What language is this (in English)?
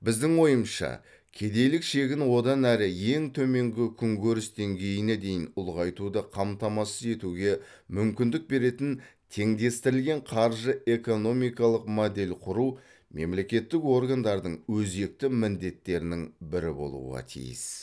Kazakh